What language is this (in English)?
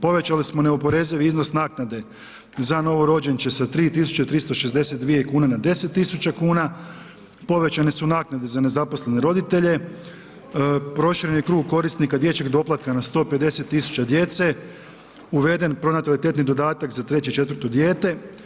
Croatian